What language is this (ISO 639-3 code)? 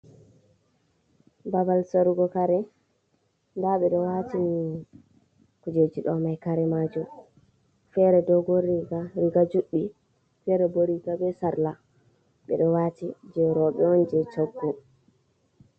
ful